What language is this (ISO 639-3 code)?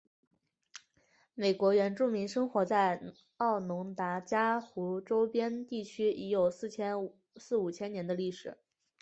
zho